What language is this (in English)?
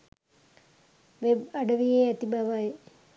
Sinhala